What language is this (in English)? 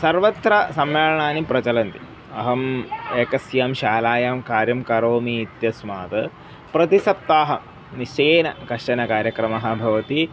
Sanskrit